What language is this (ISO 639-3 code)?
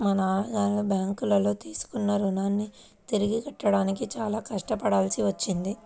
tel